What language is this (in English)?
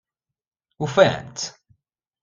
Kabyle